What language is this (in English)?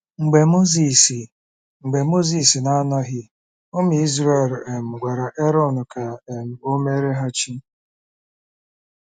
Igbo